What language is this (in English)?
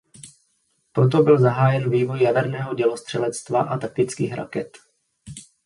Czech